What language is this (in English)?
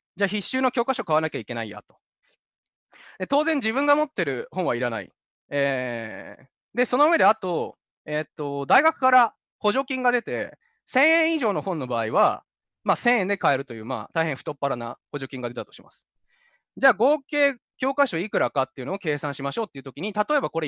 Japanese